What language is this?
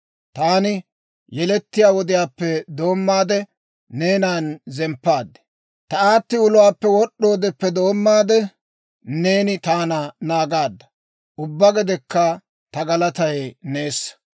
Dawro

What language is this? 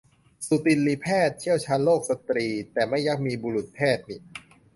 Thai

